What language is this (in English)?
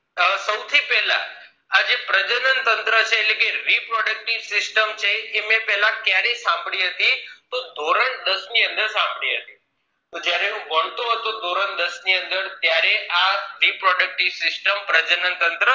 Gujarati